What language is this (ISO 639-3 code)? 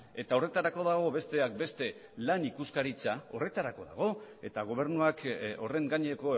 eus